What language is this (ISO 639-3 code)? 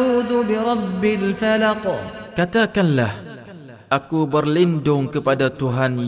msa